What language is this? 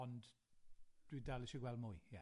Welsh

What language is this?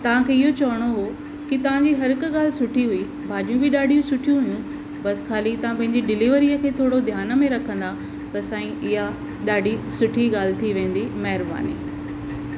Sindhi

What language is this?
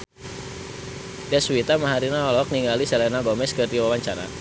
Sundanese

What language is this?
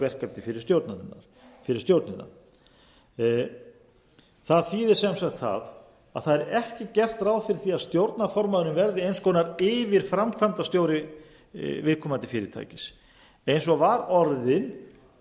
Icelandic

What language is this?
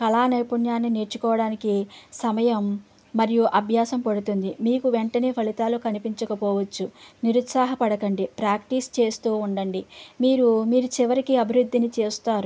Telugu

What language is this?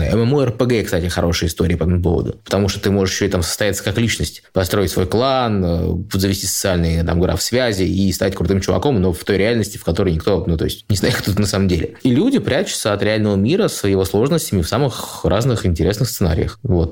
Russian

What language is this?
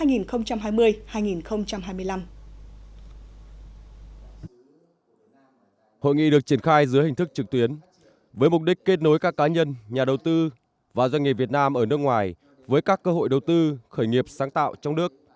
Vietnamese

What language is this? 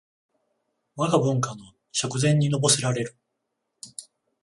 Japanese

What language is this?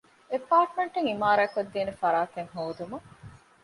Divehi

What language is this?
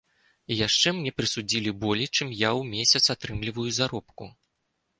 Belarusian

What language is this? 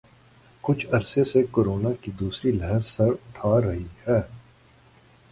Urdu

